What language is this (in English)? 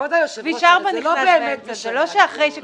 Hebrew